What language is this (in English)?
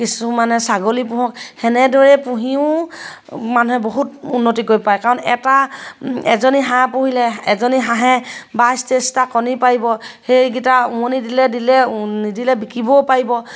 Assamese